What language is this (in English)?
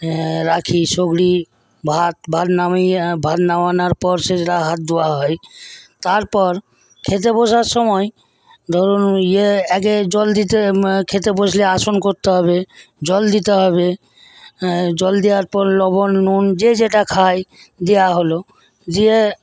Bangla